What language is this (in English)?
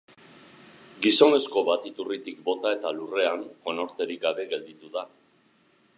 Basque